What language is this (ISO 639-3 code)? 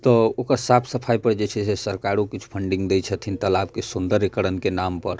mai